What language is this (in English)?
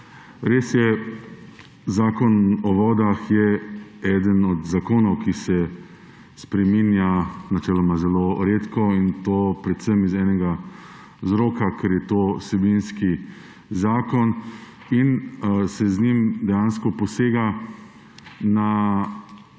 Slovenian